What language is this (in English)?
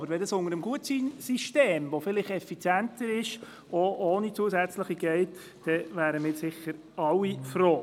Swiss German